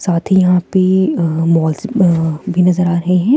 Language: Hindi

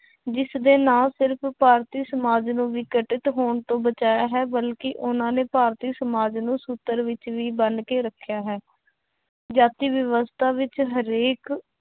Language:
Punjabi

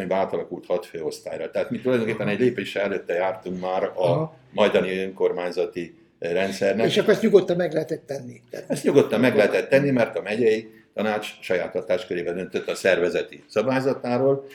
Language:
Hungarian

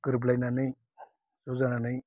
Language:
Bodo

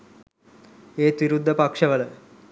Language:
Sinhala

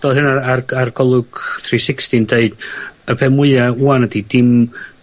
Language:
Welsh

